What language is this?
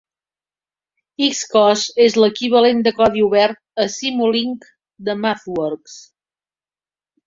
Catalan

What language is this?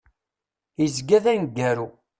Kabyle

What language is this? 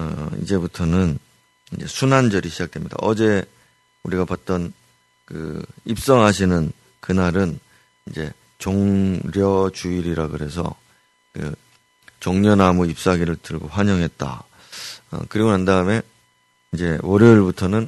Korean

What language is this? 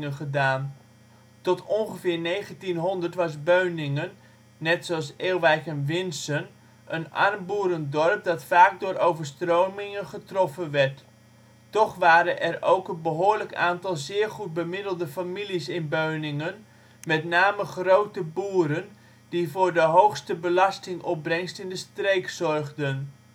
Dutch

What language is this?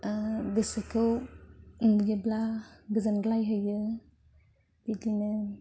Bodo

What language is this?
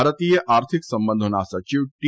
Gujarati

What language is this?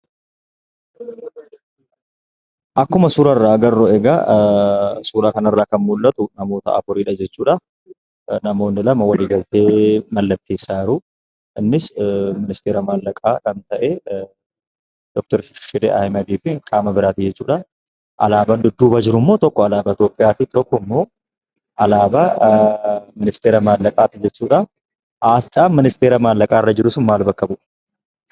Oromo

